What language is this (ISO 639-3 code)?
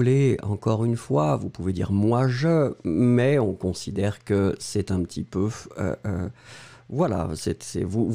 fra